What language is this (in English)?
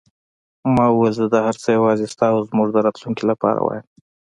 Pashto